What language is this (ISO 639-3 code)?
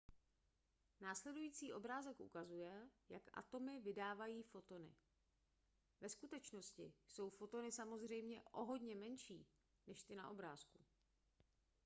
ces